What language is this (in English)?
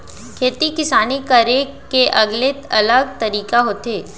Chhattisgarhi